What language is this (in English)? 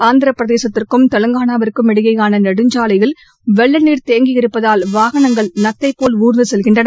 Tamil